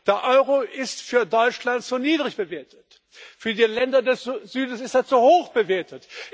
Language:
German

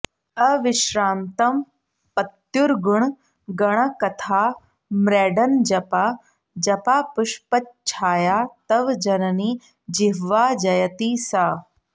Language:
Sanskrit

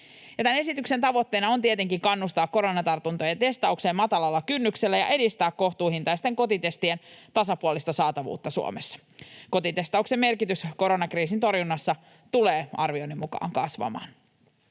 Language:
Finnish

